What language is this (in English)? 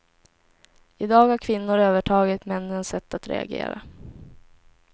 Swedish